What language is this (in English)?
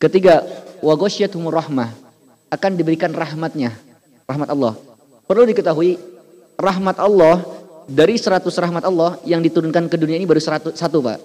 Indonesian